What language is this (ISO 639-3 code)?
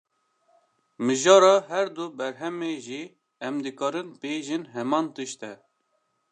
kur